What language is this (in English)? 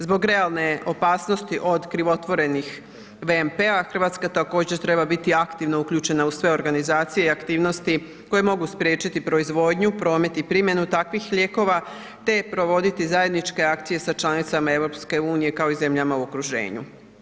Croatian